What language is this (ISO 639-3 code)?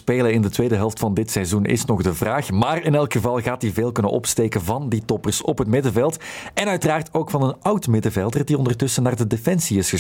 nld